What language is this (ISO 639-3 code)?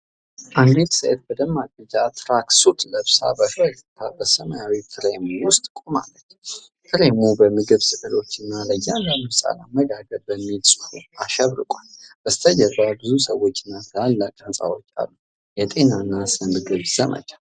amh